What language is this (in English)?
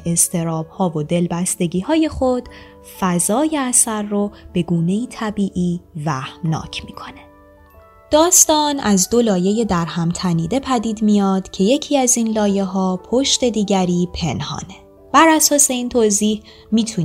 Persian